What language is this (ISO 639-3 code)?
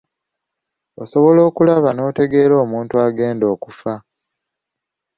lug